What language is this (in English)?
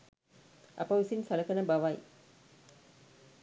Sinhala